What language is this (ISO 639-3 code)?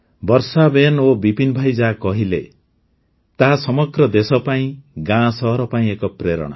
ori